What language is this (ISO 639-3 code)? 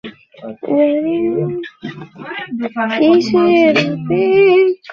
ben